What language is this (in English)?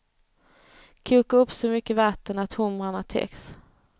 Swedish